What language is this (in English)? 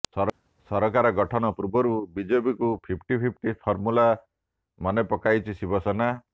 Odia